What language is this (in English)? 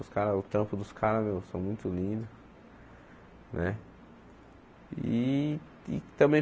Portuguese